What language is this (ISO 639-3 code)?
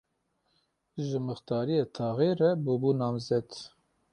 kur